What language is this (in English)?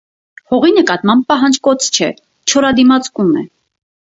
Armenian